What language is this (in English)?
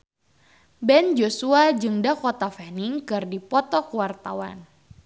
Sundanese